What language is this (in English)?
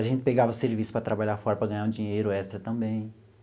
Portuguese